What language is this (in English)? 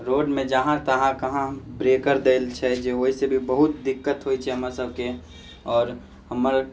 Maithili